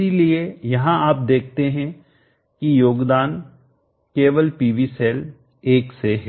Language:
Hindi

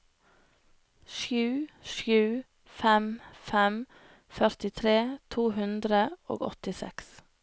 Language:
Norwegian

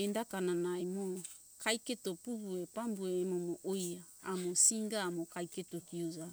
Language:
Hunjara-Kaina Ke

